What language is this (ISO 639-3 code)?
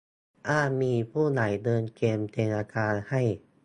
tha